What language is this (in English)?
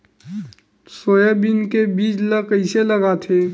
Chhattisgarhi